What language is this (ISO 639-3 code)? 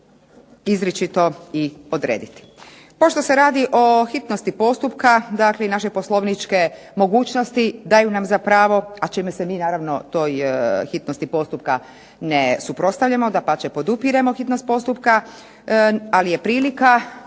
hrv